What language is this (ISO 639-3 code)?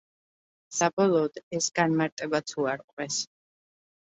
kat